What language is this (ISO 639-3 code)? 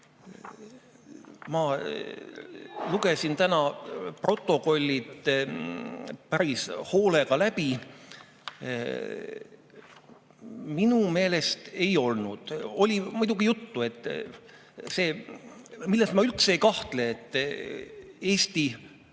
est